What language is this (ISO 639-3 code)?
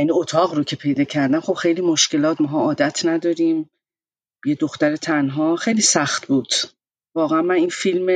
fas